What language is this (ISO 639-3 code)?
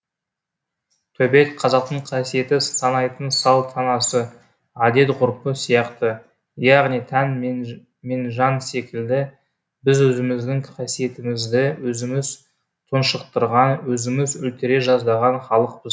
kaz